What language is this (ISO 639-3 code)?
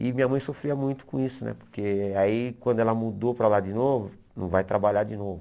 por